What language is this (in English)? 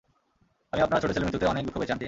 Bangla